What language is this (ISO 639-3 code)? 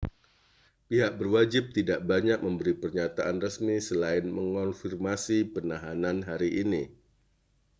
ind